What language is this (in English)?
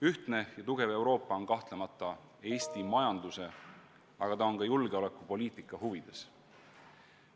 Estonian